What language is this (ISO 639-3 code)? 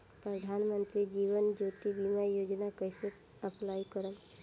bho